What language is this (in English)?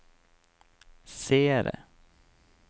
Norwegian